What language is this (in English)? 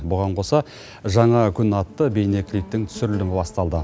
Kazakh